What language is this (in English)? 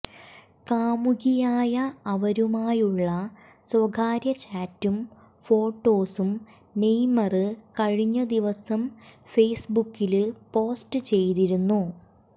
Malayalam